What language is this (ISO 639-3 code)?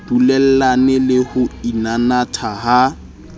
sot